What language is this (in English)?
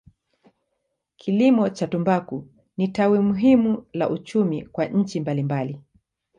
Swahili